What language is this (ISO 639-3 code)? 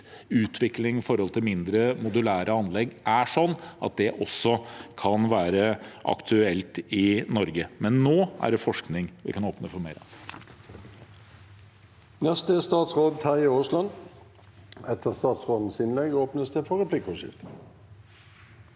nor